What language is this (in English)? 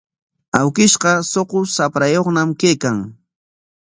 Corongo Ancash Quechua